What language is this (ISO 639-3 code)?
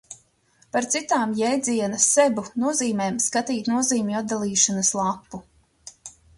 lav